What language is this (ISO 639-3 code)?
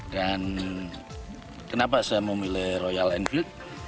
ind